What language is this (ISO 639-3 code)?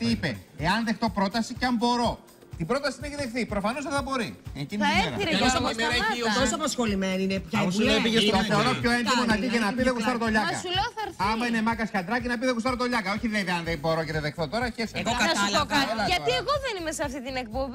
ell